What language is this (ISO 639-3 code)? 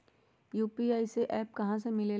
mag